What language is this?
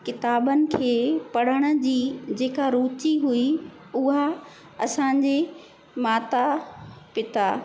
Sindhi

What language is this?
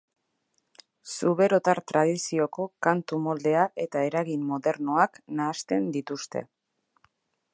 Basque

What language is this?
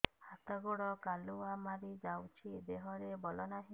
Odia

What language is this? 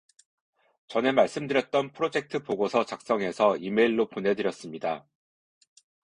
Korean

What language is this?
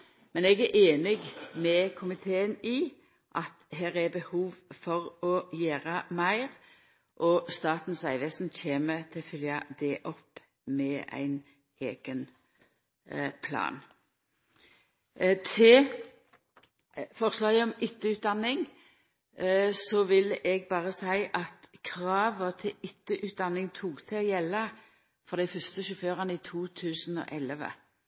Norwegian Nynorsk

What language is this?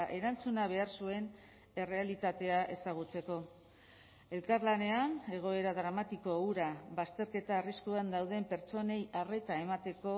Basque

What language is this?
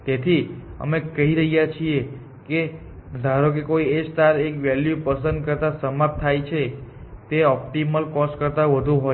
Gujarati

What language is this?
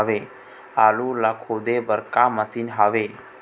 Chhattisgarhi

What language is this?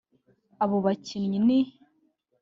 Kinyarwanda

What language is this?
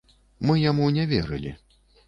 Belarusian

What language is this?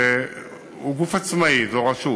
Hebrew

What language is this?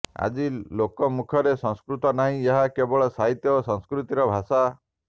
Odia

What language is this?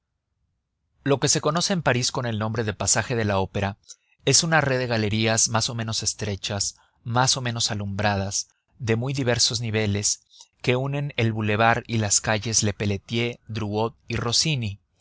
Spanish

